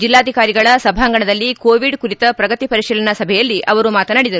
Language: Kannada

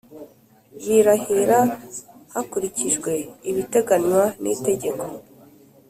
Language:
Kinyarwanda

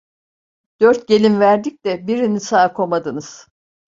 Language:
Turkish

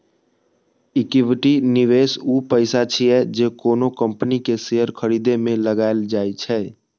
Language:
Maithili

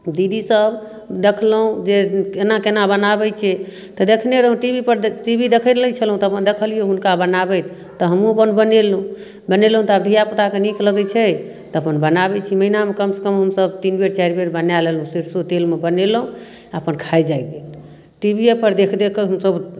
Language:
Maithili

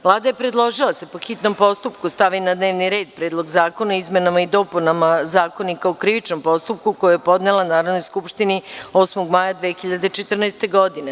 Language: Serbian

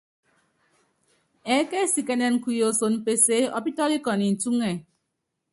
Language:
Yangben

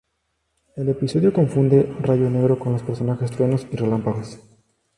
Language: Spanish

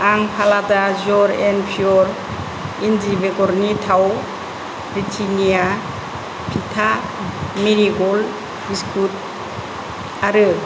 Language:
Bodo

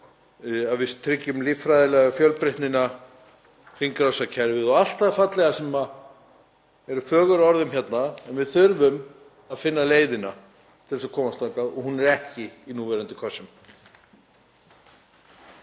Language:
Icelandic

